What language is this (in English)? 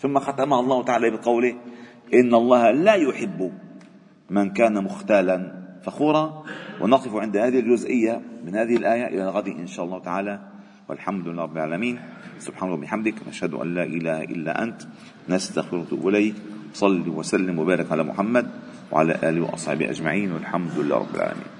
Arabic